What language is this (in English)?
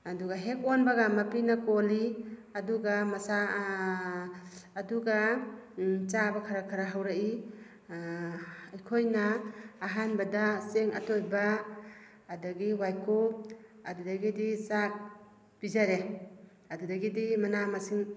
Manipuri